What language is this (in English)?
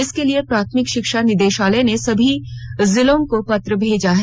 Hindi